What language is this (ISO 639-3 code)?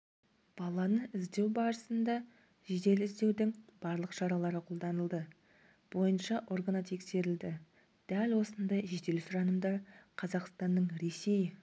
kaz